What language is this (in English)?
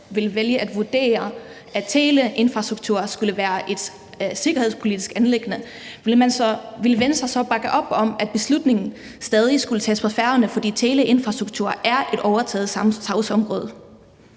Danish